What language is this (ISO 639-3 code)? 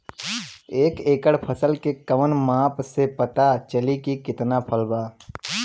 bho